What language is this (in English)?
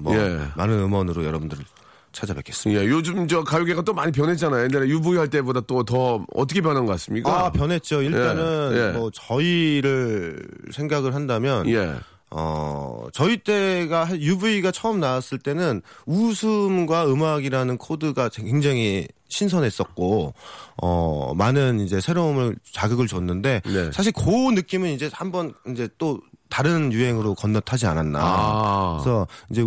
Korean